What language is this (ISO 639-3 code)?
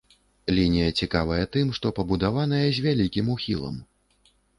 bel